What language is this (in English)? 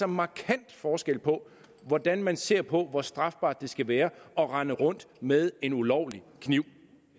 Danish